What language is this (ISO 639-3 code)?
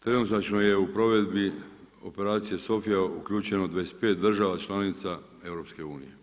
hrv